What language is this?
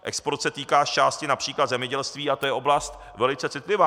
Czech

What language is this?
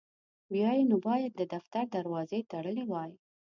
Pashto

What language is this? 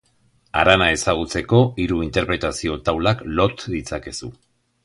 Basque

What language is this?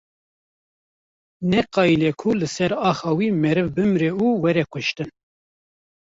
Kurdish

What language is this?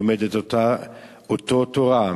Hebrew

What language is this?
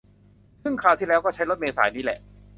Thai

